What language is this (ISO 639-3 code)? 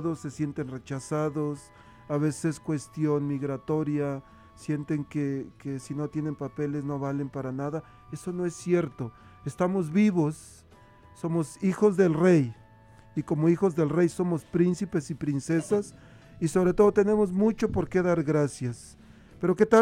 spa